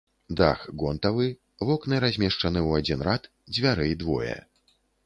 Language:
Belarusian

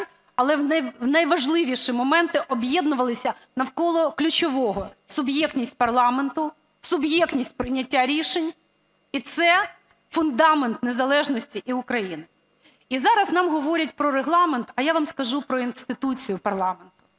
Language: Ukrainian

